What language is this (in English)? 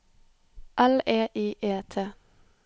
Norwegian